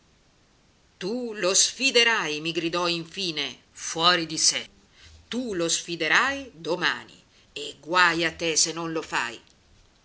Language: Italian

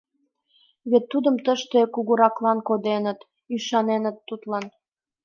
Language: Mari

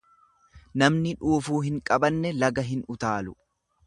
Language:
Oromo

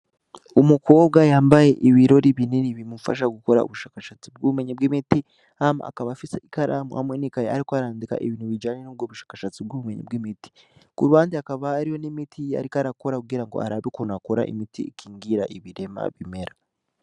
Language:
Rundi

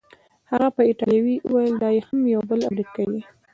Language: Pashto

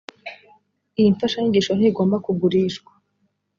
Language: Kinyarwanda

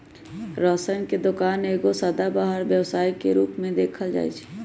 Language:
Magahi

